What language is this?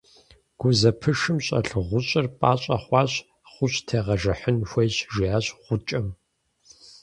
Kabardian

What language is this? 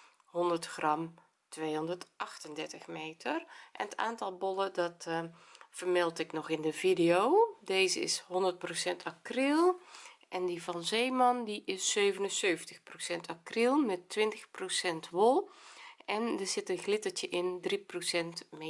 Dutch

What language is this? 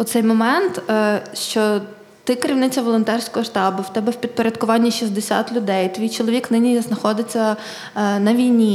Ukrainian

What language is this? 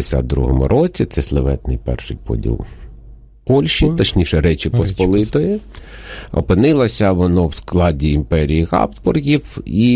Ukrainian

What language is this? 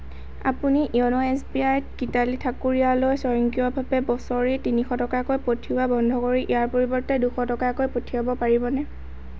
Assamese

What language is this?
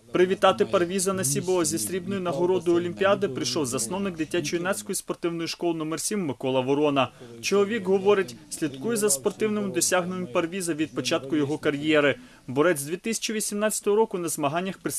Ukrainian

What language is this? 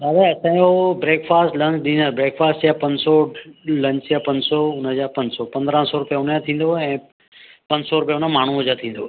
Sindhi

